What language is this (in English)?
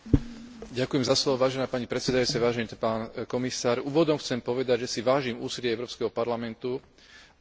Slovak